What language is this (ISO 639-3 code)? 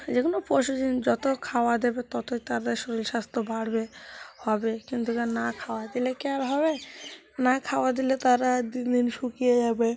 ben